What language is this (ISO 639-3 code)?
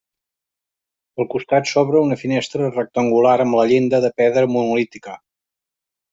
cat